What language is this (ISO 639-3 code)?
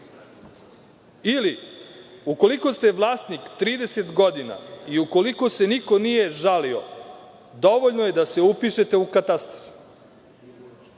srp